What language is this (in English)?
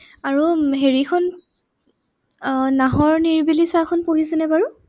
Assamese